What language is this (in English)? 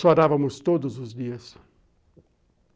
Portuguese